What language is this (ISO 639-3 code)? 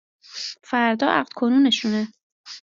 fas